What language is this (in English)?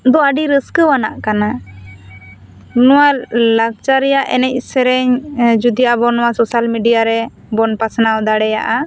Santali